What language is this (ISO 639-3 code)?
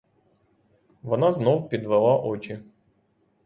ukr